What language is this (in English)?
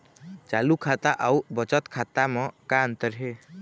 Chhattisgarhi